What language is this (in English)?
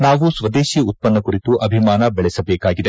Kannada